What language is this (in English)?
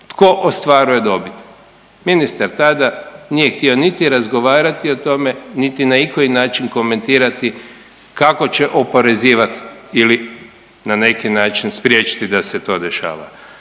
Croatian